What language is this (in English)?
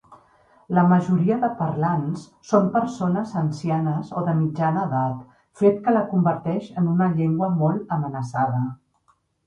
Catalan